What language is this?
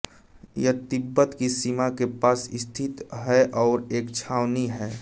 Hindi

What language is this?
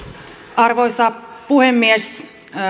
Finnish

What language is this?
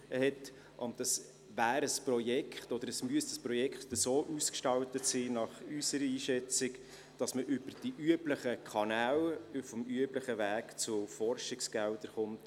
Swiss German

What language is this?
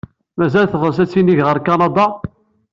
Kabyle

